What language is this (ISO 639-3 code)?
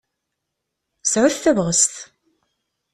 kab